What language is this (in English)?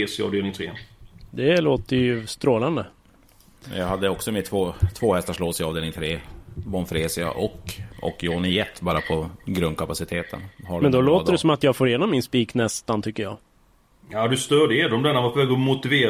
Swedish